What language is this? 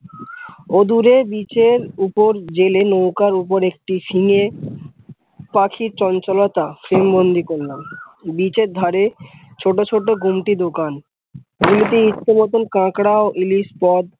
Bangla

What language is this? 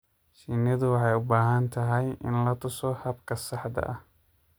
Somali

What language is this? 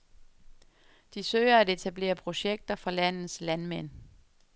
Danish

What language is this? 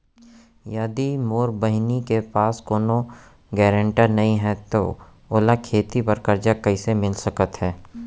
Chhattisgarhi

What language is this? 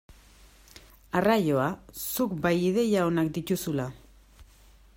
Basque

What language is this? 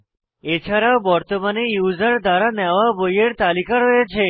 Bangla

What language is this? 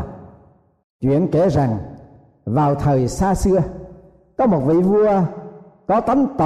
Vietnamese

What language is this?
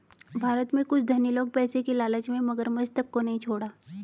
Hindi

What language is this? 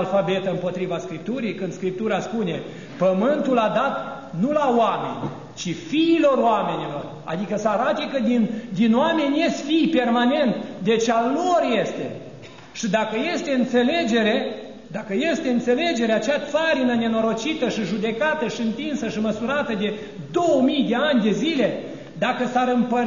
Romanian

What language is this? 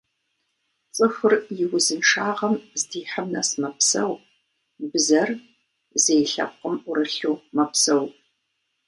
Kabardian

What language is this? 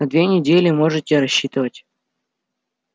Russian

